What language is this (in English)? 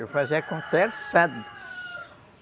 Portuguese